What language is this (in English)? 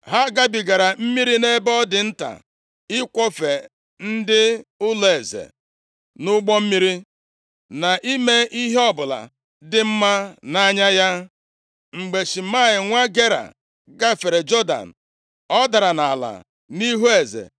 Igbo